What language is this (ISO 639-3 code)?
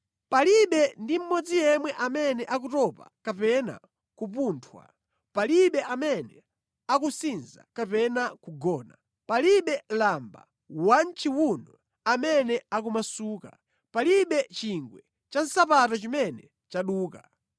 nya